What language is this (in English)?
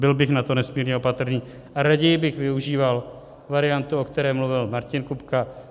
Czech